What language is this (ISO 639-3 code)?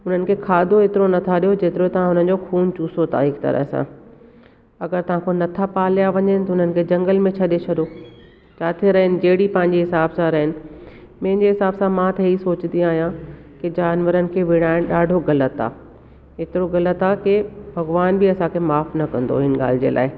snd